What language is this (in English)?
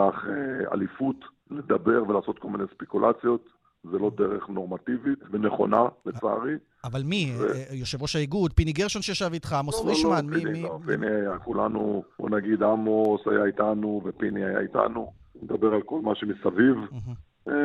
Hebrew